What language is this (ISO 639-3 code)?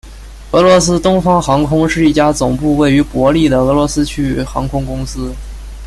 zho